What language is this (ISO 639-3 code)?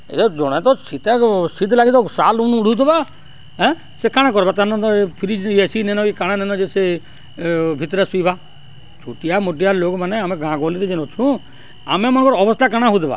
ori